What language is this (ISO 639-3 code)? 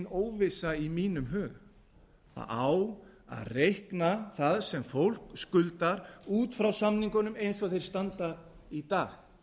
isl